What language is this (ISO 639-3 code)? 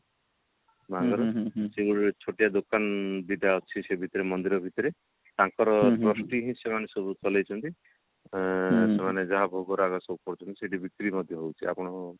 ori